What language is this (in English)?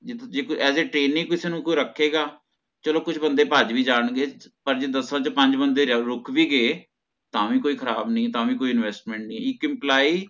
Punjabi